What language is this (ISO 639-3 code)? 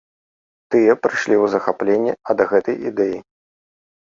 bel